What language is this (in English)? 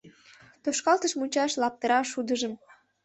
Mari